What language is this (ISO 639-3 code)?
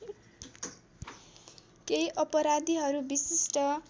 nep